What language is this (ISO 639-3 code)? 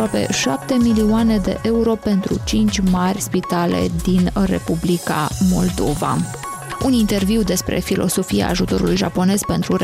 ron